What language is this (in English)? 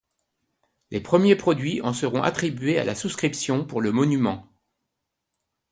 French